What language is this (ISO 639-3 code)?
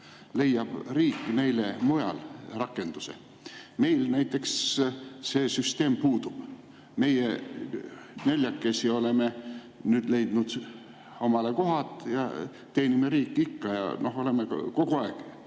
est